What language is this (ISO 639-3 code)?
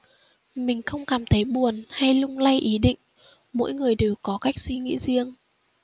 vie